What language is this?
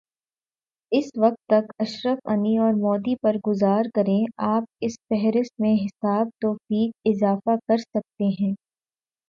Urdu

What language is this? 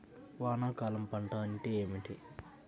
Telugu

